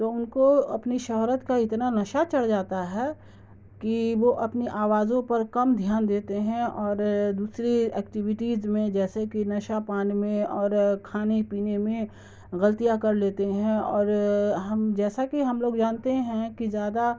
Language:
Urdu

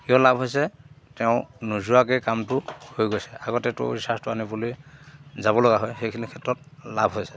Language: Assamese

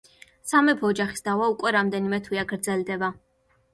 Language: Georgian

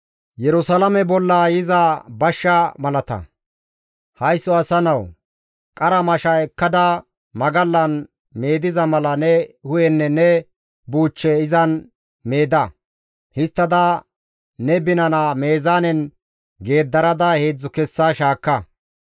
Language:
Gamo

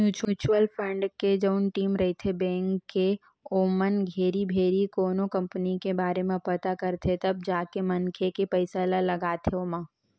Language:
Chhattisgarhi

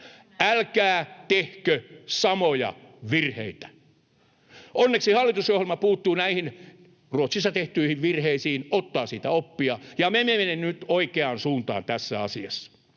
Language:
Finnish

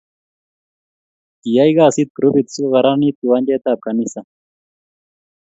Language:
Kalenjin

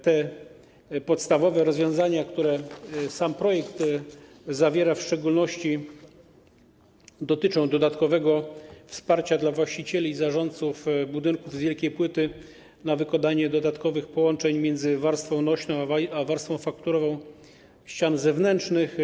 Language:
Polish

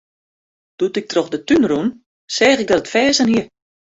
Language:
Western Frisian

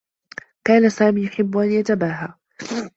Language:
Arabic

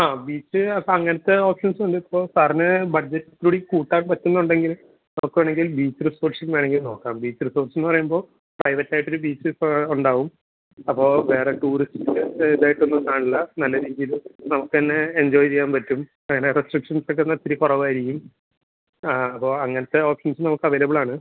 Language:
Malayalam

